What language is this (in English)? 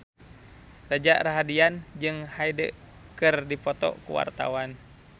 Sundanese